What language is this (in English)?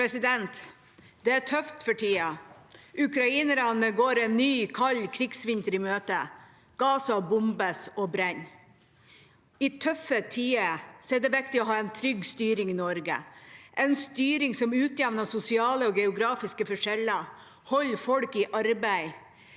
Norwegian